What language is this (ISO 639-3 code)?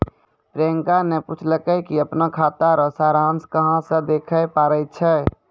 mai